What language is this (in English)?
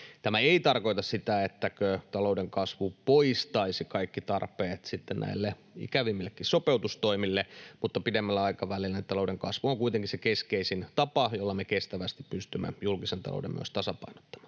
Finnish